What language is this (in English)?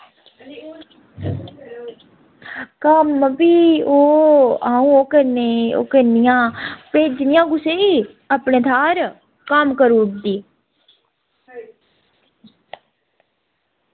Dogri